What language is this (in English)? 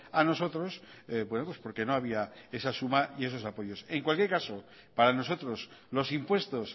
Spanish